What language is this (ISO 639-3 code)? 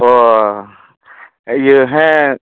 sat